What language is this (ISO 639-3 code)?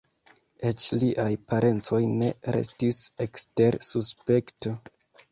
epo